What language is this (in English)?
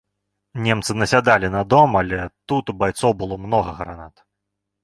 Belarusian